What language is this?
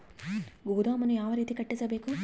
Kannada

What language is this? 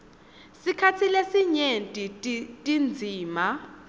Swati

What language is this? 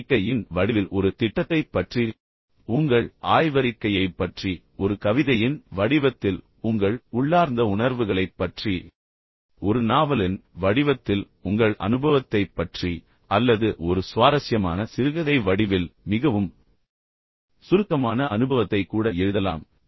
Tamil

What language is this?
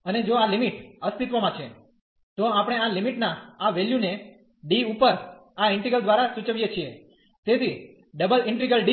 Gujarati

